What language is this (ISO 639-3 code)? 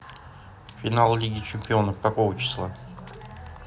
rus